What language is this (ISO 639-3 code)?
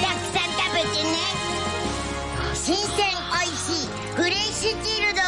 jpn